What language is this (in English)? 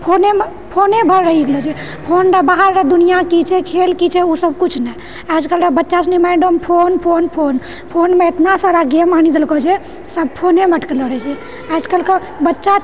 Maithili